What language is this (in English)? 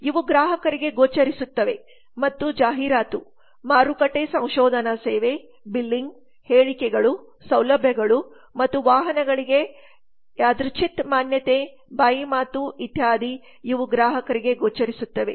Kannada